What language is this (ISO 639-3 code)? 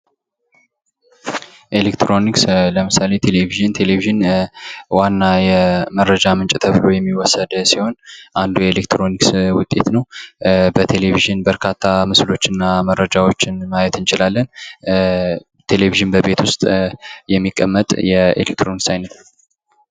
amh